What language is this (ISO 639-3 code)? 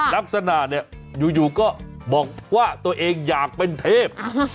tha